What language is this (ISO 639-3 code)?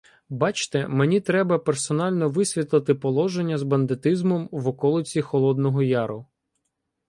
ukr